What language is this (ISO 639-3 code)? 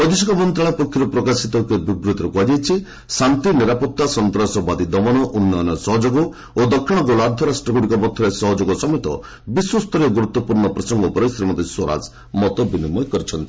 ori